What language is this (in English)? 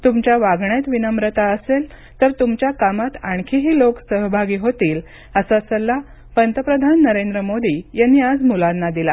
Marathi